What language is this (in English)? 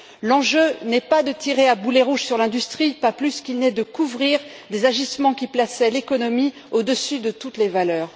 French